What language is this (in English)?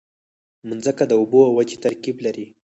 Pashto